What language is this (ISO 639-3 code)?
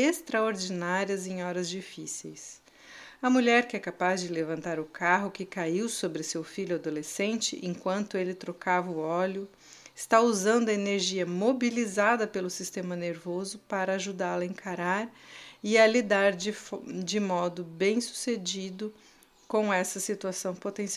por